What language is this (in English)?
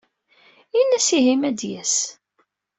Kabyle